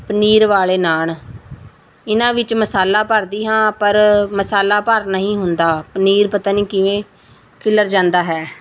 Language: Punjabi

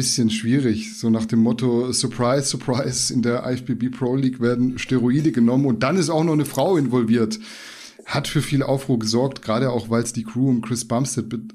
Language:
German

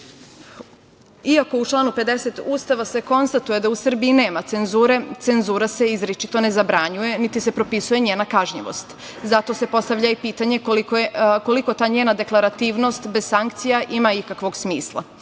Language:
Serbian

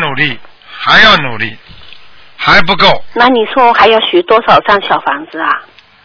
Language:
Chinese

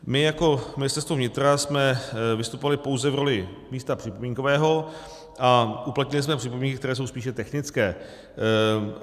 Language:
Czech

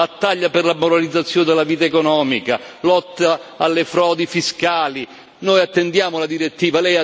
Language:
Italian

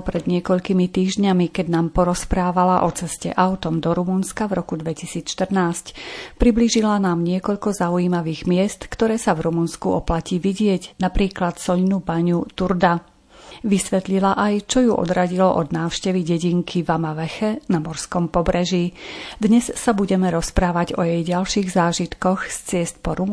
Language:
Slovak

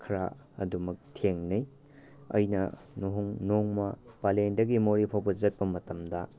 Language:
Manipuri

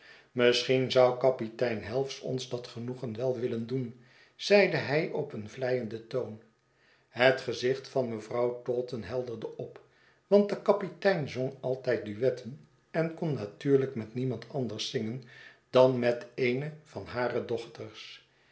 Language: Dutch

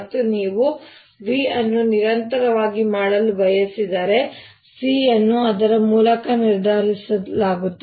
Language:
Kannada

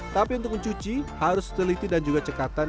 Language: Indonesian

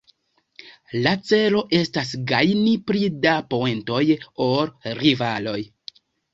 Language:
Esperanto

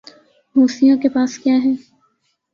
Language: Urdu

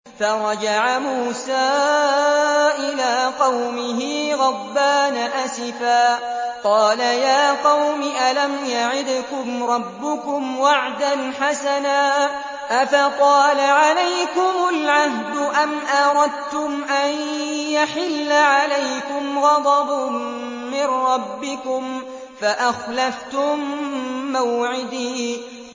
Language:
Arabic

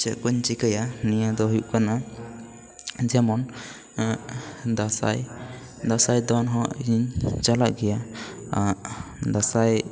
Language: Santali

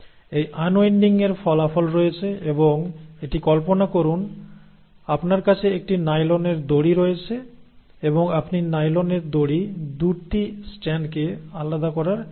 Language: Bangla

